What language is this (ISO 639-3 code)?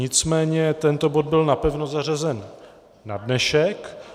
ces